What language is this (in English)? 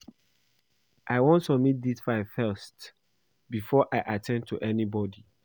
Nigerian Pidgin